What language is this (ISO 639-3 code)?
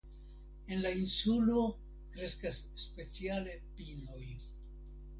epo